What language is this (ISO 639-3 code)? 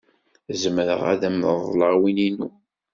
kab